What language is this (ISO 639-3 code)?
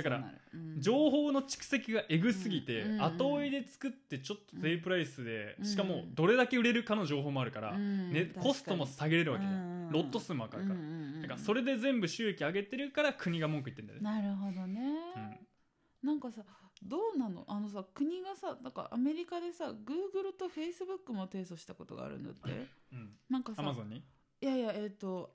jpn